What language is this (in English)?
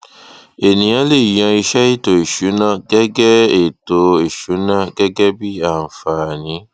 Yoruba